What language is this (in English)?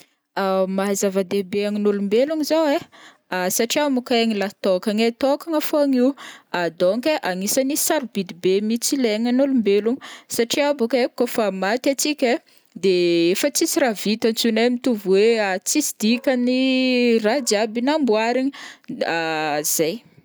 Northern Betsimisaraka Malagasy